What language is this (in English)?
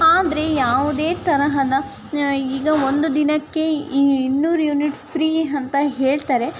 Kannada